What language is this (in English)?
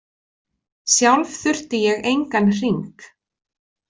Icelandic